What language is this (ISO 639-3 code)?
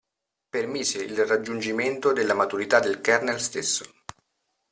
ita